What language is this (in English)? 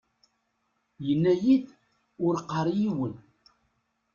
Kabyle